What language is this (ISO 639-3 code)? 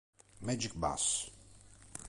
ita